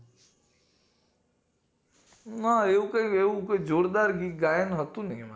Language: Gujarati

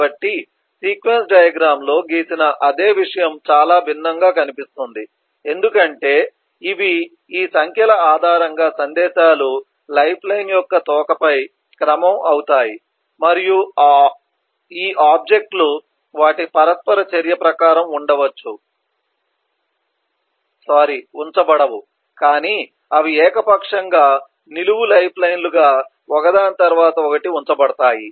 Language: Telugu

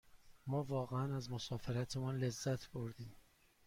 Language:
Persian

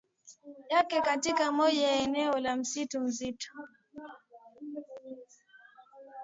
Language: Swahili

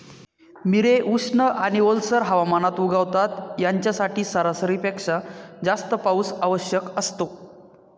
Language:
Marathi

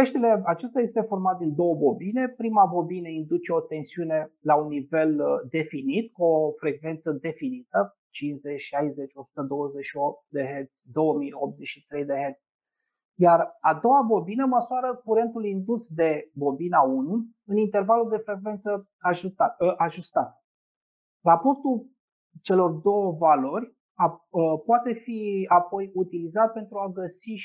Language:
Romanian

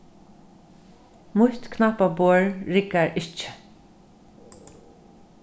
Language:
Faroese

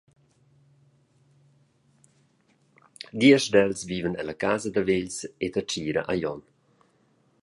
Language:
Romansh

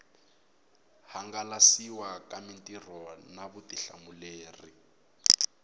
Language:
Tsonga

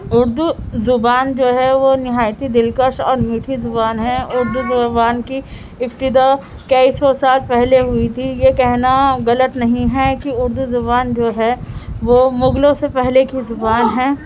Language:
Urdu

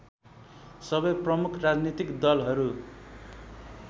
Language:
Nepali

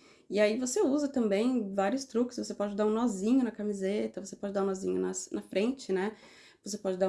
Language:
Portuguese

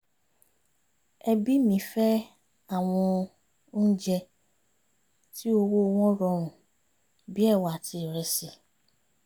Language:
Yoruba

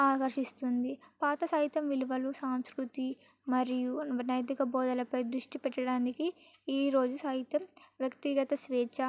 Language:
Telugu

